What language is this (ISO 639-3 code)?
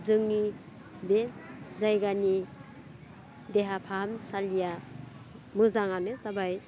brx